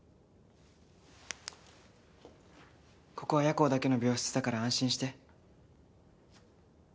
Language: Japanese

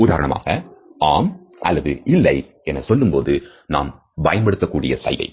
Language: Tamil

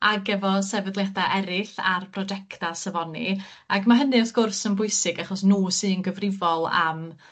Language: Welsh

